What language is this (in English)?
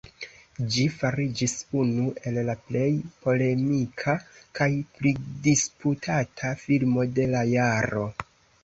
Esperanto